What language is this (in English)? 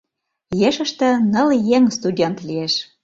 Mari